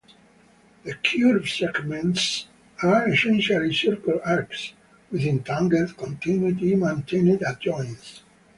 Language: English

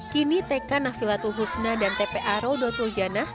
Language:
Indonesian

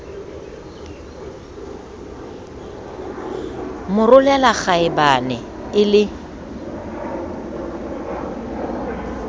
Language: Southern Sotho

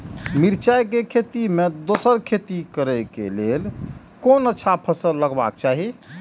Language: Maithili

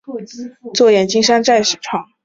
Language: Chinese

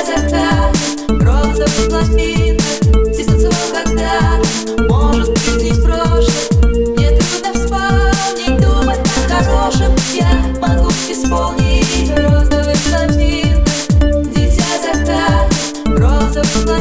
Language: Russian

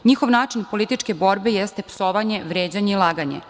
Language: Serbian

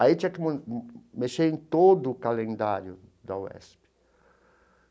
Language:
Portuguese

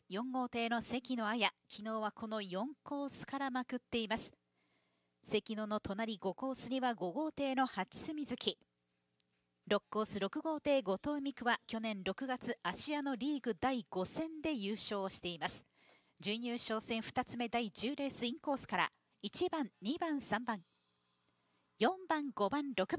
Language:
Japanese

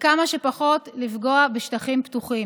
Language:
Hebrew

